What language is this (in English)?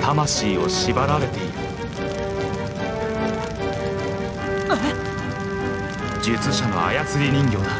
Japanese